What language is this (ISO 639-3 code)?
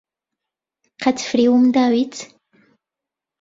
ckb